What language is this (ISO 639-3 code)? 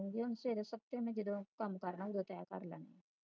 pan